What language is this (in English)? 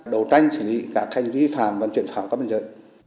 Vietnamese